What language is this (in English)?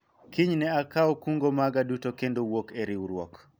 Luo (Kenya and Tanzania)